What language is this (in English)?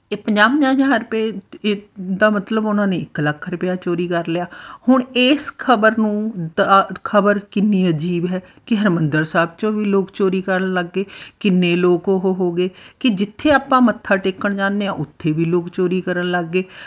Punjabi